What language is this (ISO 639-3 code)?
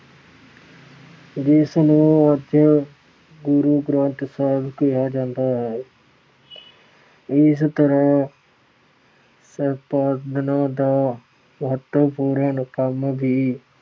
pan